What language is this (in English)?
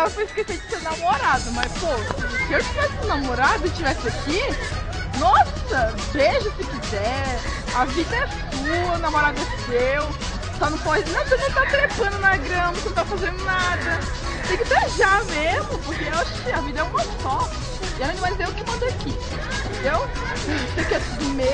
Portuguese